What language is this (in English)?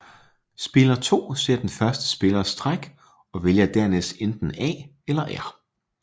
Danish